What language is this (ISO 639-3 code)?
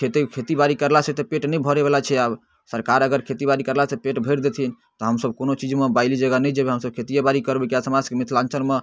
mai